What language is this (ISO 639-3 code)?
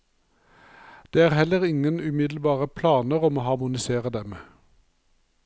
nor